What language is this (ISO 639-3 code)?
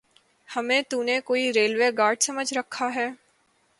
urd